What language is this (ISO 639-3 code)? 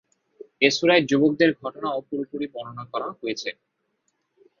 ben